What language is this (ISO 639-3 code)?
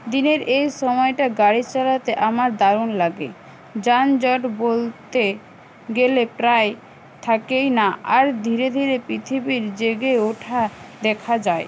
ben